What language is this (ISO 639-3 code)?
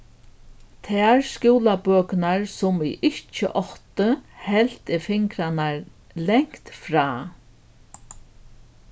fao